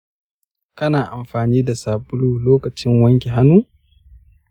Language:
Hausa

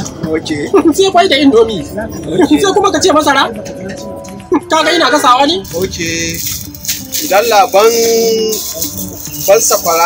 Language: Spanish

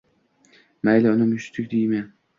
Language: Uzbek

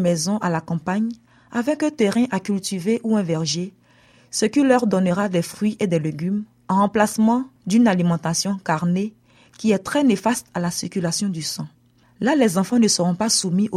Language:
French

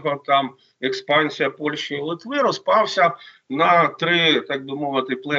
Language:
Ukrainian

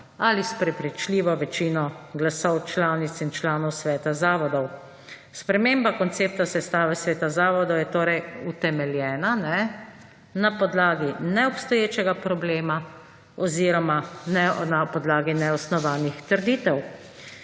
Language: Slovenian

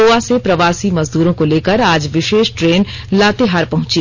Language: Hindi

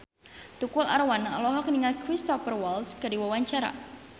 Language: Sundanese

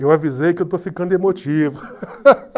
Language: Portuguese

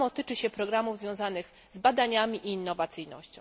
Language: Polish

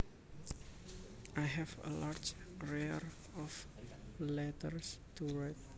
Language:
Javanese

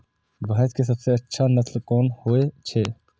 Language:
Maithili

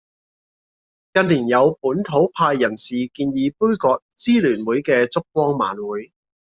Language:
Cantonese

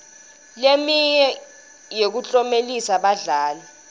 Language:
Swati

